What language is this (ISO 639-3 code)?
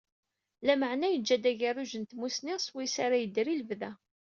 kab